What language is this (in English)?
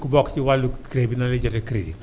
Wolof